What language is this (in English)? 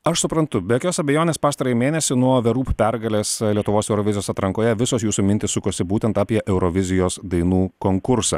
Lithuanian